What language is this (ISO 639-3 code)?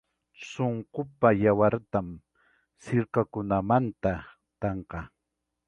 quy